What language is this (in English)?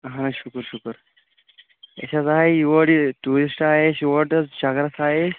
Kashmiri